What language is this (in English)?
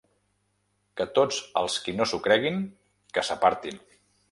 Catalan